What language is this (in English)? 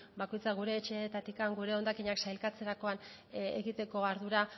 Basque